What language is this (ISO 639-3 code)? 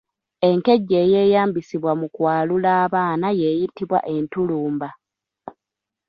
lug